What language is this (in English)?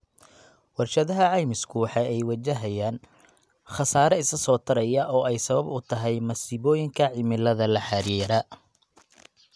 Somali